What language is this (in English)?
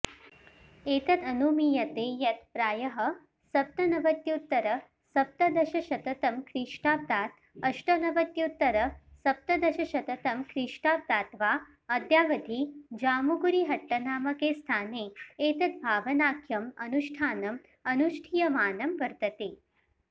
Sanskrit